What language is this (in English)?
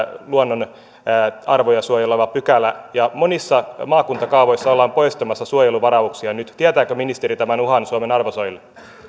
Finnish